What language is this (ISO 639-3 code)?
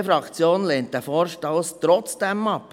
gsw